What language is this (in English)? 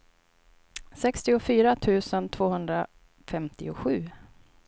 Swedish